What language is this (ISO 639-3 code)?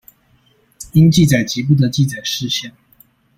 zho